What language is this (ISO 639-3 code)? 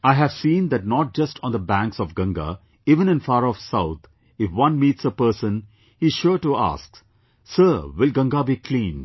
eng